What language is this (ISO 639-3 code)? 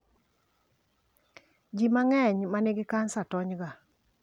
luo